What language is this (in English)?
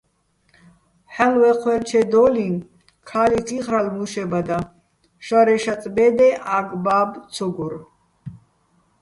Bats